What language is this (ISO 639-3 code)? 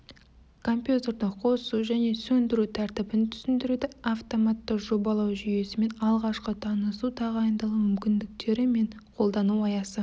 kaz